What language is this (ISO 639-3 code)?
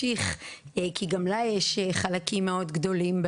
heb